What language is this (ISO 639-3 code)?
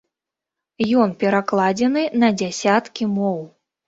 bel